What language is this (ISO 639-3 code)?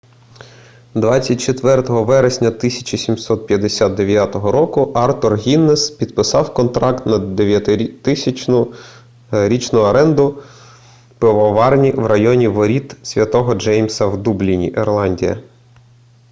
ukr